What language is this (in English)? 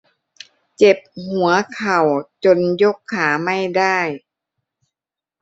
Thai